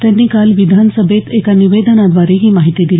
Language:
Marathi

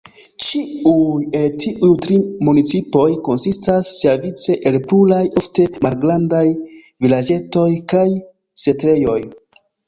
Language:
Esperanto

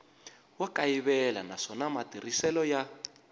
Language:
Tsonga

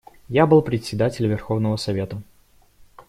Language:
Russian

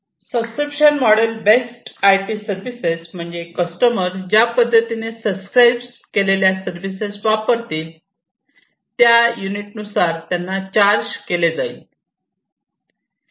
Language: Marathi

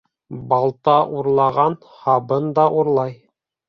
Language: Bashkir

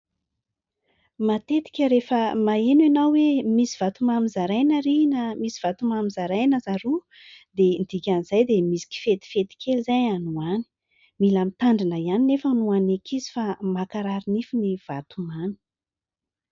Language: Malagasy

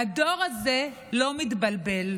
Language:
Hebrew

